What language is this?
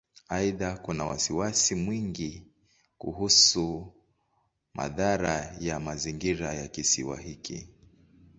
Swahili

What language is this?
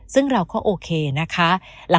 Thai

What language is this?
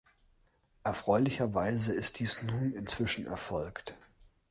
German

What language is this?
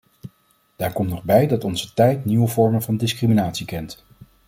Dutch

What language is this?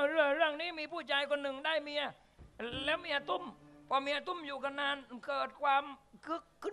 Thai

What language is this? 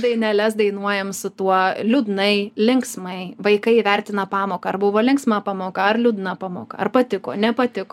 Lithuanian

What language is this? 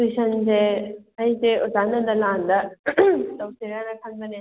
Manipuri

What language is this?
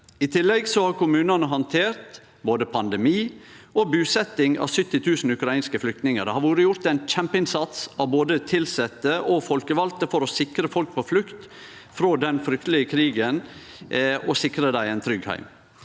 Norwegian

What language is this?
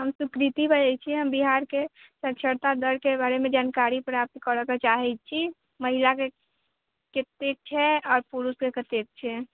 Maithili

